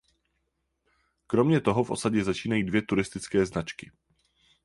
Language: Czech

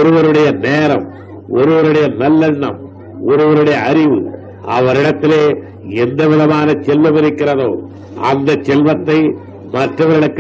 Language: Tamil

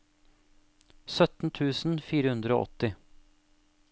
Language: Norwegian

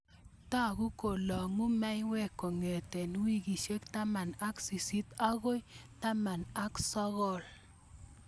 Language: Kalenjin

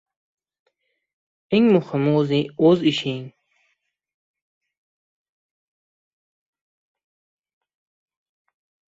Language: Uzbek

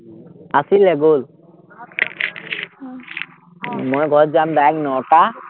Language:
Assamese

